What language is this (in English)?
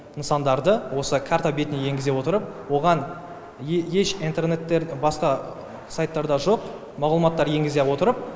Kazakh